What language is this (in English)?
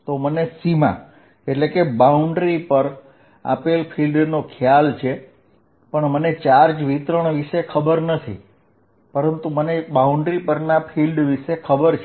Gujarati